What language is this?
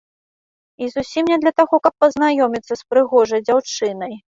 Belarusian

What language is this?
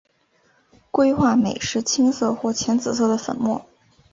Chinese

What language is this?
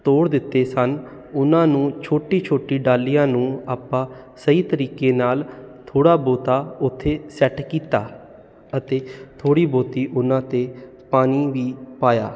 Punjabi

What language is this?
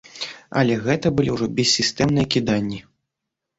Belarusian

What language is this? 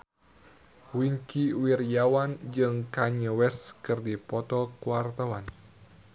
Sundanese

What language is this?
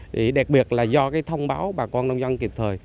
Vietnamese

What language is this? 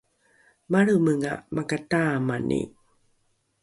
Rukai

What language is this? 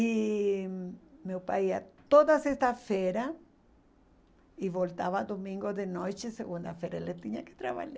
Portuguese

